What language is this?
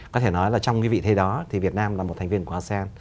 Vietnamese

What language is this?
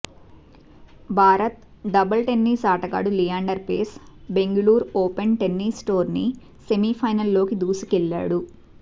Telugu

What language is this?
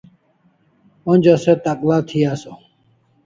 Kalasha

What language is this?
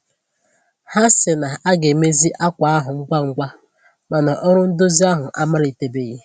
Igbo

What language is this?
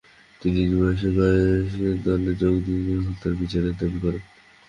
Bangla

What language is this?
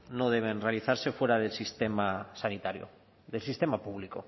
Spanish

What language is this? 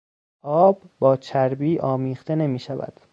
Persian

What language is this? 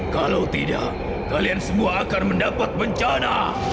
Indonesian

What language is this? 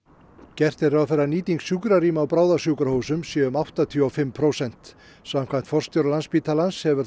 Icelandic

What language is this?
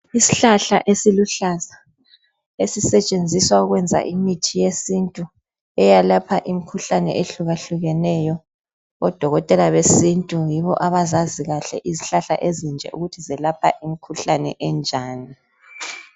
North Ndebele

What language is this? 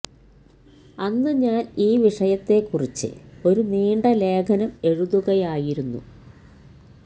Malayalam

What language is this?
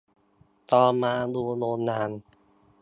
Thai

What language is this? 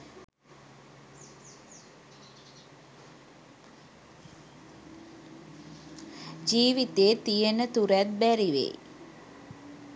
Sinhala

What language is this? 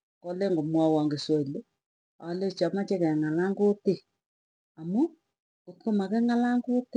Tugen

